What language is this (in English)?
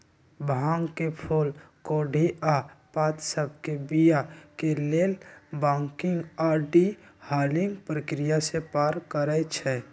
Magahi